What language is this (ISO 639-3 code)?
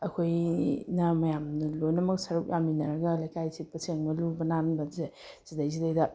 mni